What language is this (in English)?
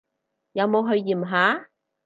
Cantonese